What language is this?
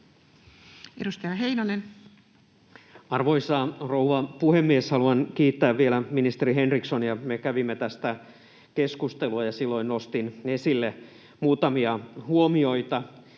Finnish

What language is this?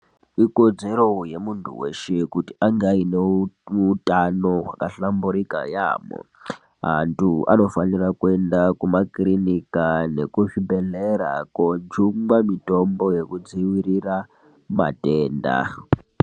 Ndau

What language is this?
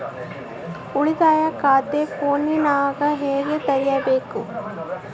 Kannada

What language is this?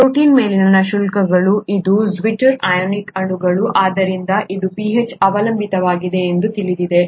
Kannada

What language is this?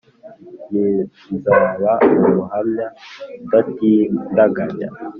Kinyarwanda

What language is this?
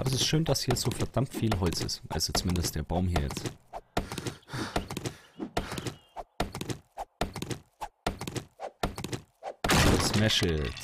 German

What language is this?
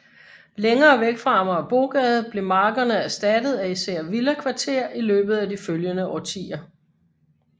Danish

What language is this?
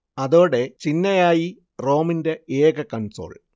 Malayalam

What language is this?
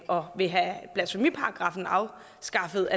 Danish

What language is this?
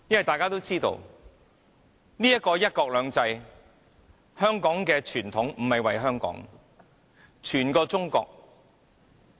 Cantonese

